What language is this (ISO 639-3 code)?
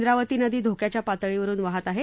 mar